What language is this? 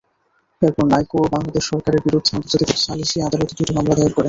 Bangla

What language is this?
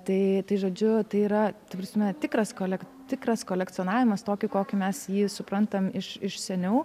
Lithuanian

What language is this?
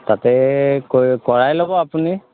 Assamese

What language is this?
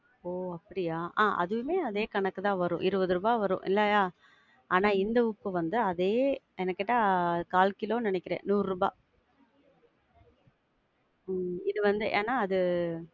Tamil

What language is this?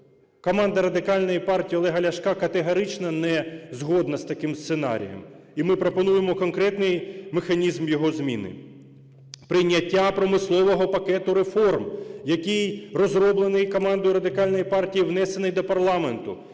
Ukrainian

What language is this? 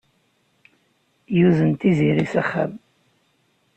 Kabyle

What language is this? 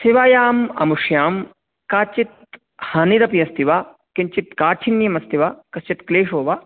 Sanskrit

